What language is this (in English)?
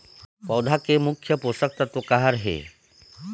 Chhattisgarhi